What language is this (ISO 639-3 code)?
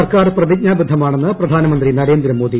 mal